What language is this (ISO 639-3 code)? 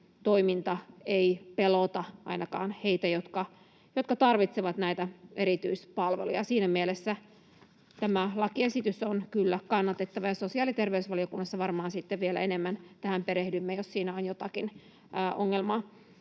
fin